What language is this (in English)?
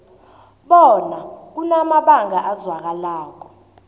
South Ndebele